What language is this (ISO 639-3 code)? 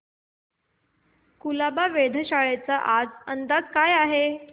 mar